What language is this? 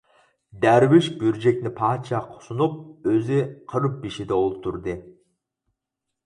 Uyghur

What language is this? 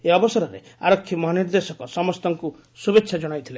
Odia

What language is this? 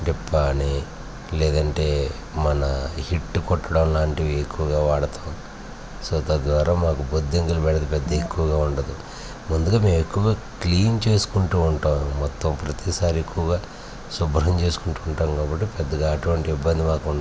Telugu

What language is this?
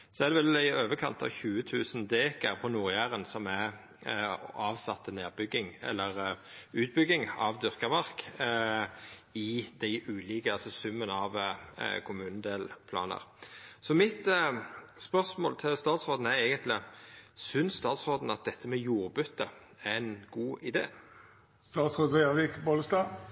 Norwegian Nynorsk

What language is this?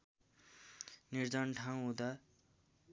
Nepali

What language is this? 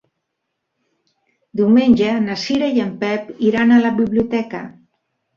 Catalan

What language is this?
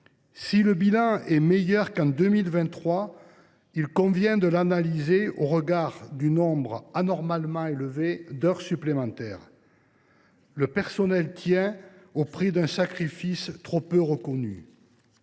French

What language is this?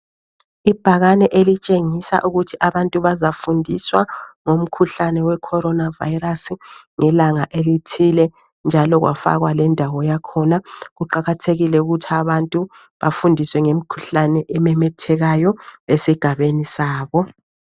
North Ndebele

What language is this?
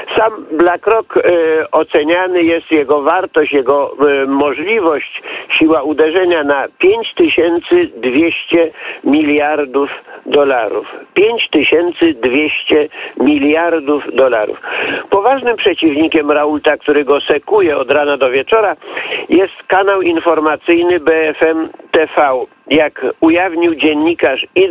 Polish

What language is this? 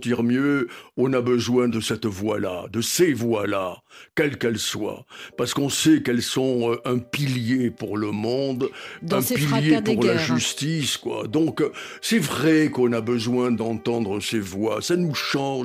French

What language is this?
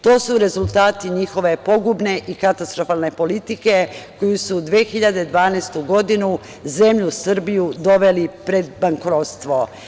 Serbian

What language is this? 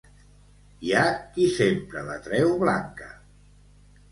Catalan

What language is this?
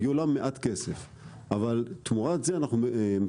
Hebrew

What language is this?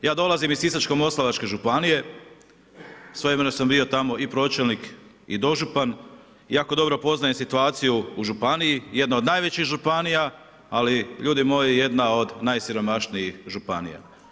Croatian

